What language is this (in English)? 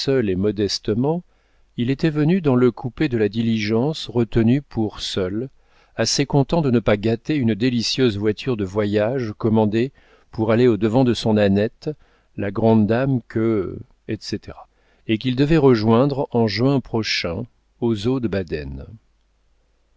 French